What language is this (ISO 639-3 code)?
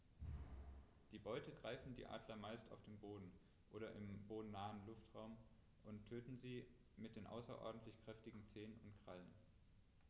deu